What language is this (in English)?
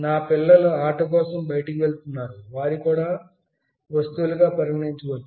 Telugu